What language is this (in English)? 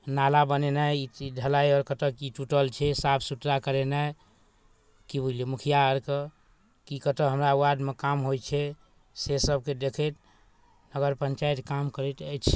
Maithili